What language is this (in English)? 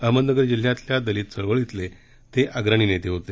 Marathi